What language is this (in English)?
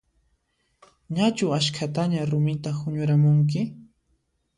Puno Quechua